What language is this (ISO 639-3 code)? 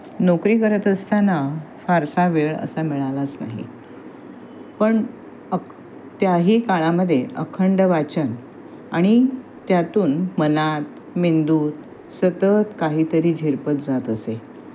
mar